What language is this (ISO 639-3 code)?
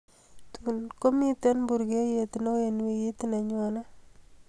kln